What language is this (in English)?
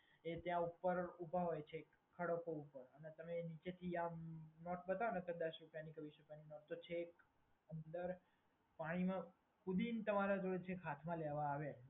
Gujarati